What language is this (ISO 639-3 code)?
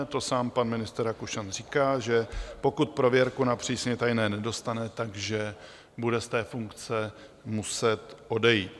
ces